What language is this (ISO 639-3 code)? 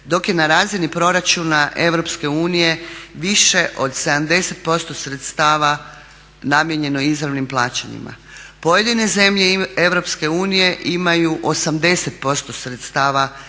hrv